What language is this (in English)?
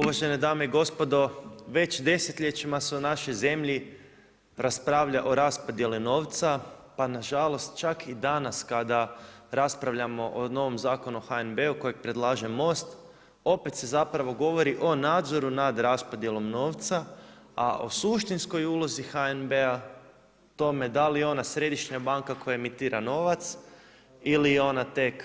Croatian